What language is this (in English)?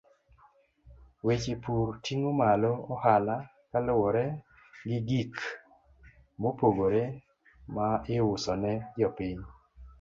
Luo (Kenya and Tanzania)